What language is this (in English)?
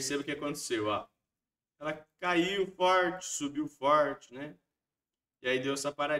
Portuguese